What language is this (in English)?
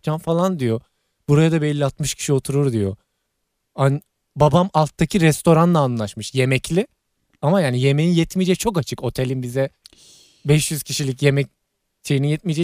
Turkish